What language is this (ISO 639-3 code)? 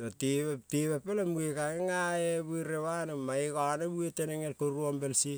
kol